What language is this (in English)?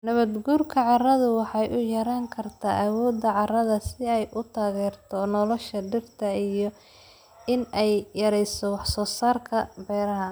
Somali